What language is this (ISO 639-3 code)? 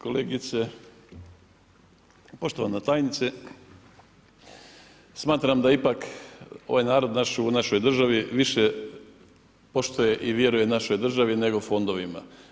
hrv